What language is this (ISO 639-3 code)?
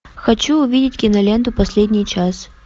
rus